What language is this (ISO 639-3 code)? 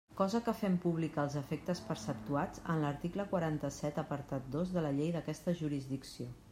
cat